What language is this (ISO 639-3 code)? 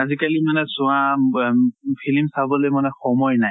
asm